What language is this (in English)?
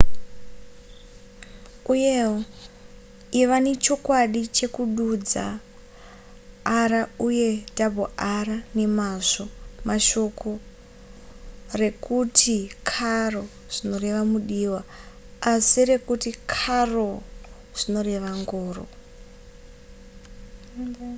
Shona